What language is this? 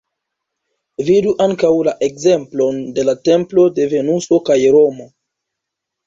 Esperanto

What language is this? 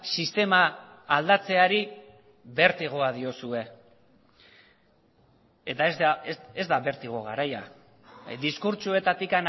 Basque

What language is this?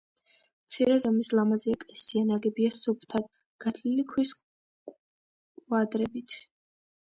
Georgian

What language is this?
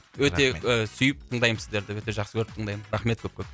Kazakh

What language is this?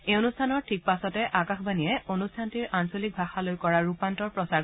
Assamese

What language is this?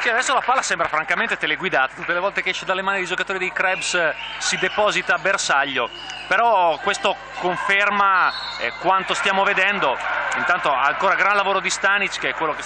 Italian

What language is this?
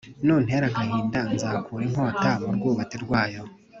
Kinyarwanda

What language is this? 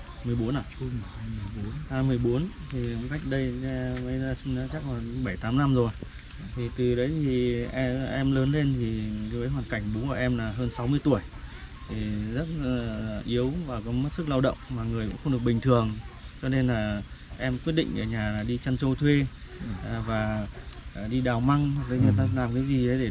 Vietnamese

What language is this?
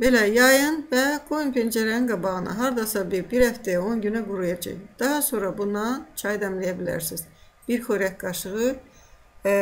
Turkish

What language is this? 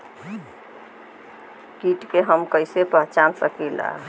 Bhojpuri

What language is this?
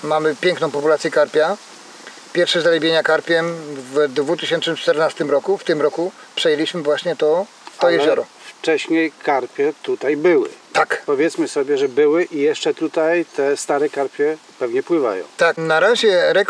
Polish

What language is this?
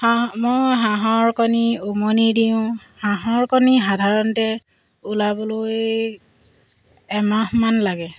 Assamese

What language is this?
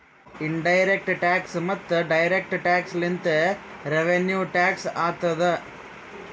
Kannada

